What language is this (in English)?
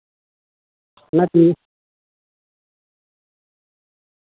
Santali